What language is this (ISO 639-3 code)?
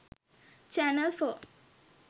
sin